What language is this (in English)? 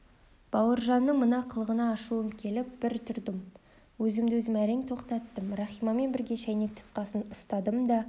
Kazakh